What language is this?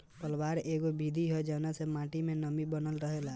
Bhojpuri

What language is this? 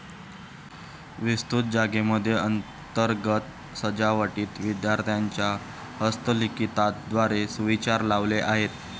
Marathi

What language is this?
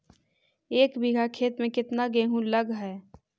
Magahi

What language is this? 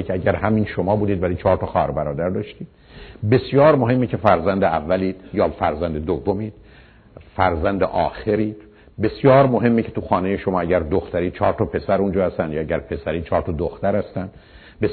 Persian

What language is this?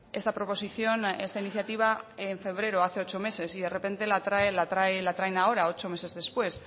Spanish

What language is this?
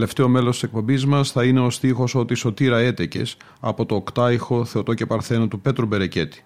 Greek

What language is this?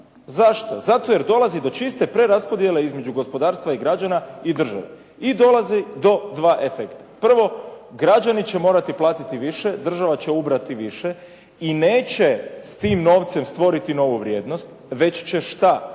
Croatian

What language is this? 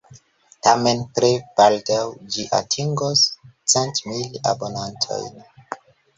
Esperanto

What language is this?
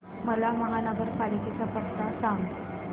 Marathi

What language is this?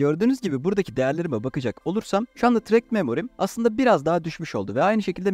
Turkish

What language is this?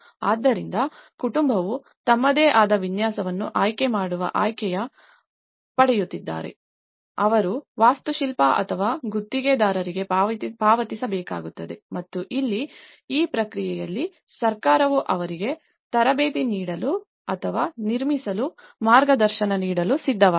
Kannada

